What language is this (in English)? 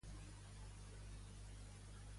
Catalan